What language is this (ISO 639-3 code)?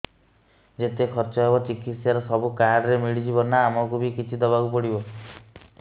ori